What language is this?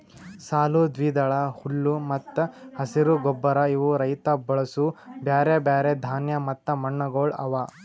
Kannada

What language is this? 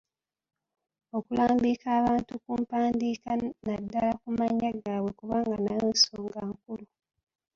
Ganda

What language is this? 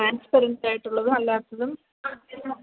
Malayalam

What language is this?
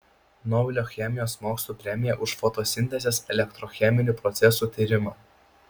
Lithuanian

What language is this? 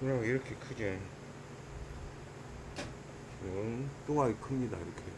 Korean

